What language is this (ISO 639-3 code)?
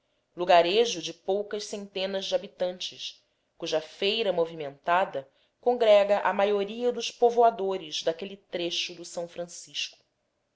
por